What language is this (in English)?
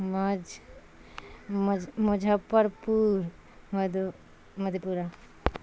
Urdu